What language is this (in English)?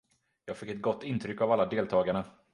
Swedish